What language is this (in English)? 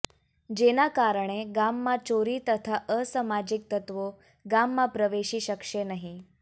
Gujarati